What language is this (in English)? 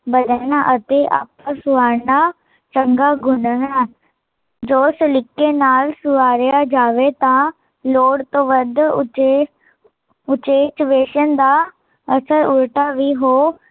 Punjabi